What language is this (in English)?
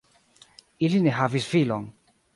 Esperanto